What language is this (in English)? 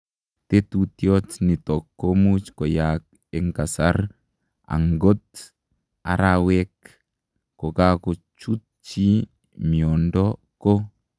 Kalenjin